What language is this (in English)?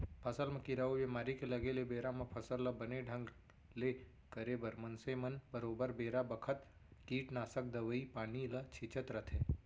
Chhattisgarhi